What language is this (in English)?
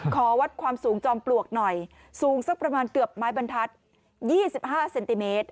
Thai